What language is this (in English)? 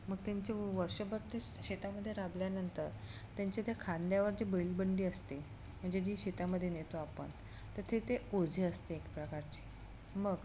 Marathi